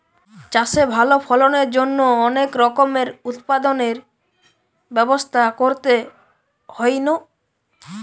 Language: Bangla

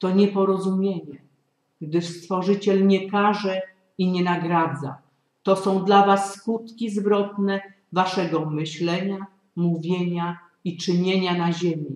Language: Polish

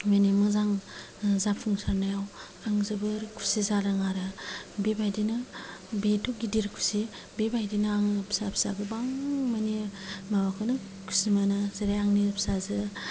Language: Bodo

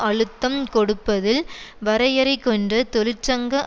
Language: Tamil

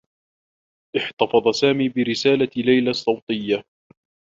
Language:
Arabic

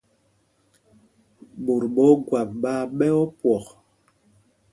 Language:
Mpumpong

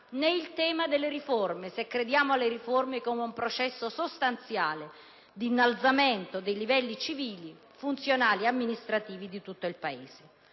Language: Italian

